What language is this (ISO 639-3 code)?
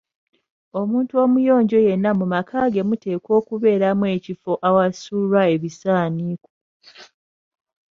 lug